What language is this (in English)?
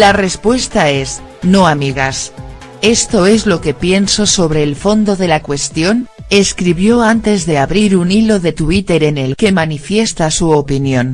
Spanish